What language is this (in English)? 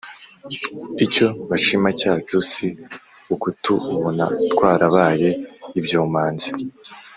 Kinyarwanda